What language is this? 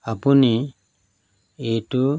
Assamese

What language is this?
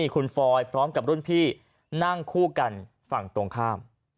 Thai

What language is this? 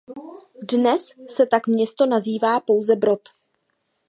Czech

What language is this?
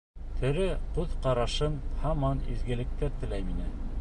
Bashkir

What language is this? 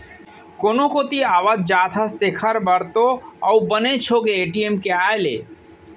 Chhattisgarhi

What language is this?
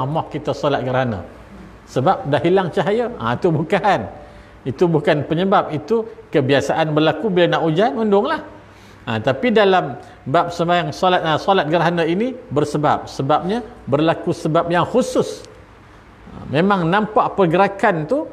Malay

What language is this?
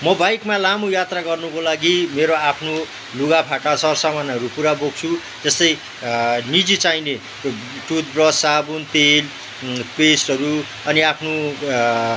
Nepali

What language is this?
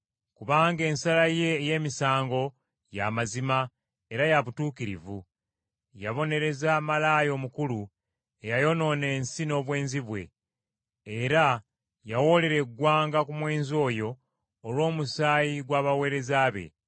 Ganda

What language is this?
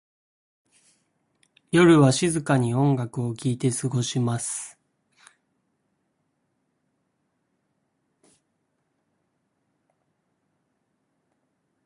Japanese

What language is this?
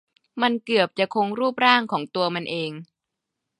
Thai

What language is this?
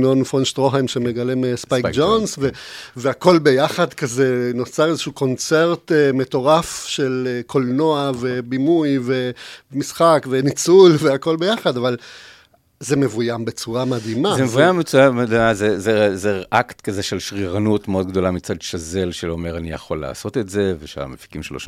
Hebrew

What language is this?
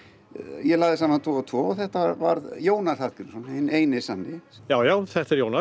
Icelandic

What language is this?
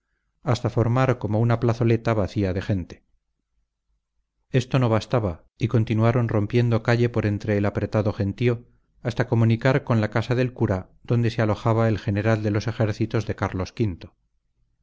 Spanish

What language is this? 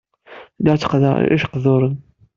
Kabyle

